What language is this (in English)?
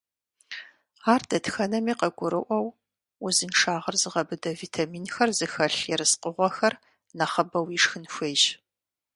Kabardian